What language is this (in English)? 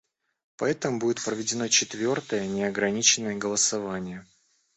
Russian